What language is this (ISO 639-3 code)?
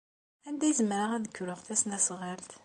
kab